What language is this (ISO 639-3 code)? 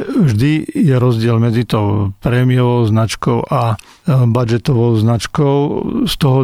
slk